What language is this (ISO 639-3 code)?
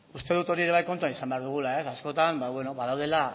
eus